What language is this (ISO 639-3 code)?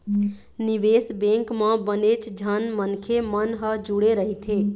hne